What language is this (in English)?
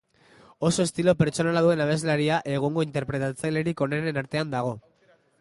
Basque